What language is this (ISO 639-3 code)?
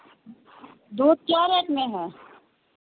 hin